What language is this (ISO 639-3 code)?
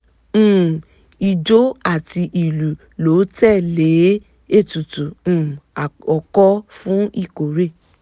yor